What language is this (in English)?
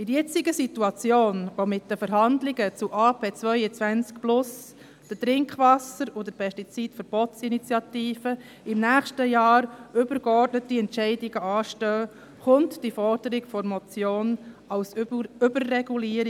Swiss German